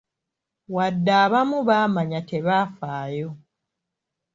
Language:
Ganda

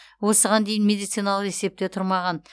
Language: Kazakh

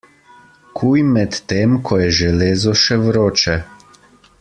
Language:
Slovenian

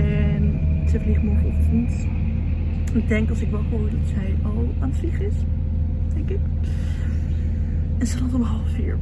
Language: Dutch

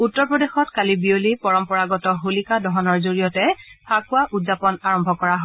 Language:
Assamese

